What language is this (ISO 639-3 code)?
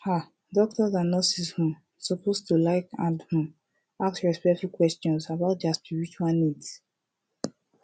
pcm